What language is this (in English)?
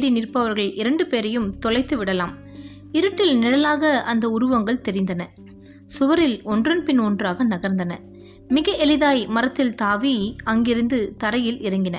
Tamil